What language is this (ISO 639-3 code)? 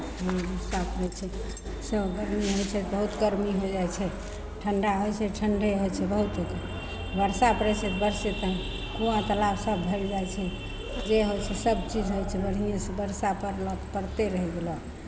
mai